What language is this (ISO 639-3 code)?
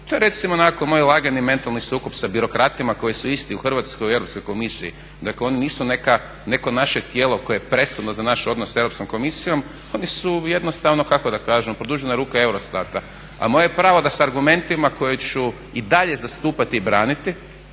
hrv